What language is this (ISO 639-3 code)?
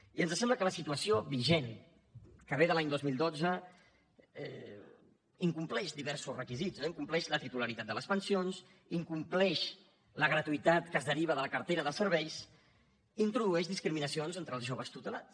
cat